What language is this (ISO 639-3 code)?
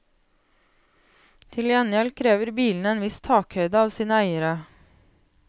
nor